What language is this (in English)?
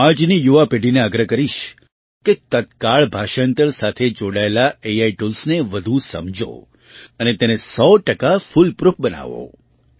Gujarati